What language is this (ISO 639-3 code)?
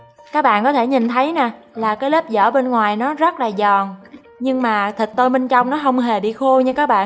vie